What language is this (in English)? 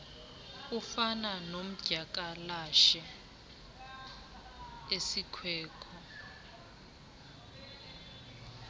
Xhosa